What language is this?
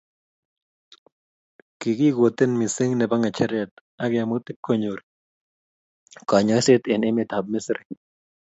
Kalenjin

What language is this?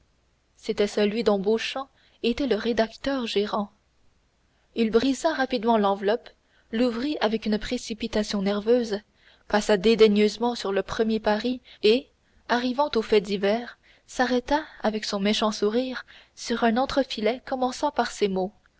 French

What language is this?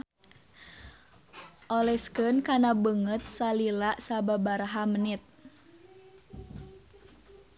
Sundanese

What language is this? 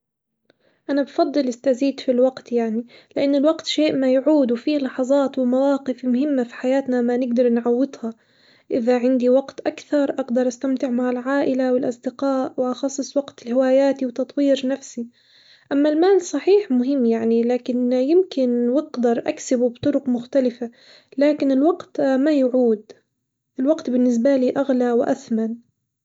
Hijazi Arabic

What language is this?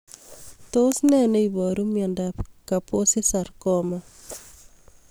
Kalenjin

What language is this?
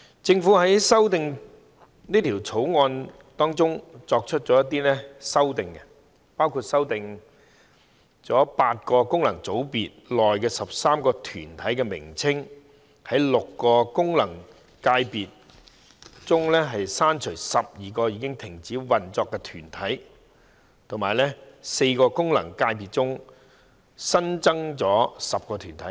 Cantonese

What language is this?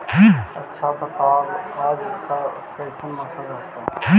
Magahi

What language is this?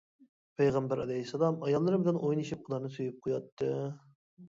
Uyghur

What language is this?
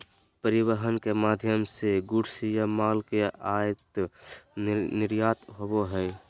Magahi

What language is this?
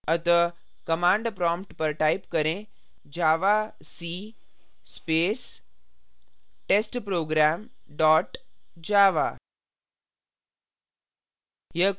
Hindi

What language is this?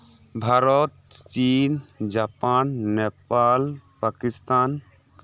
Santali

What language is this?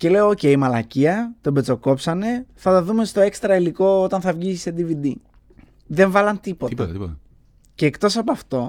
Greek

